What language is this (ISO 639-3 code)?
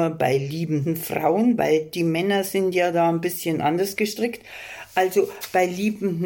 deu